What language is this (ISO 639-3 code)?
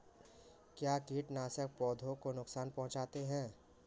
hin